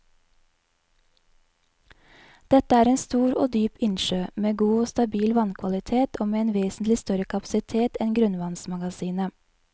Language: Norwegian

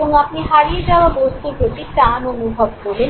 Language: Bangla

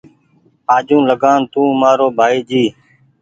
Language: Goaria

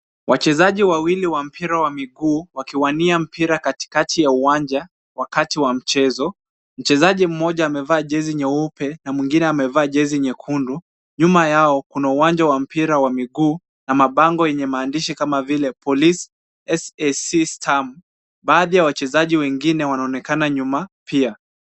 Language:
Swahili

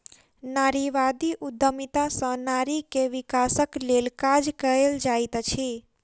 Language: Maithili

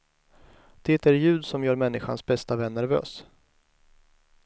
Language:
Swedish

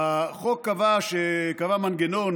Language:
Hebrew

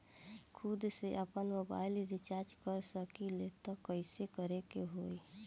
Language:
Bhojpuri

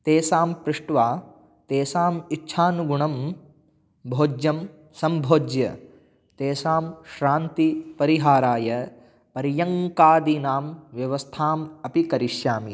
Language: Sanskrit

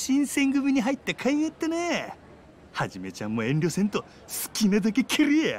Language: Japanese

